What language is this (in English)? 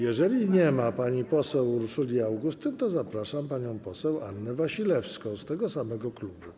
Polish